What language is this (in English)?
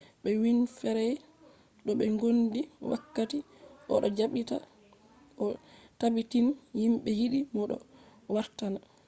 Fula